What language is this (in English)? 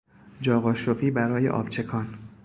Persian